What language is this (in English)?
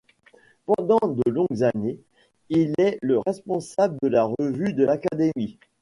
French